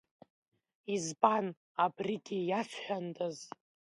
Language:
Abkhazian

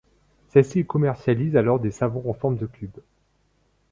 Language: French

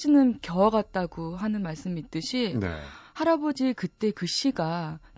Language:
Korean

